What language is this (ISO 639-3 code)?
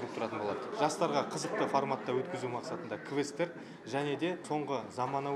tur